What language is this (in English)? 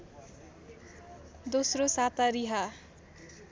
Nepali